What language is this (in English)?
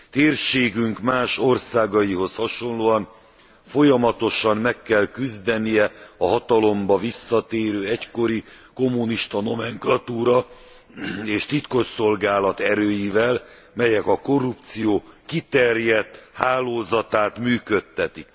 Hungarian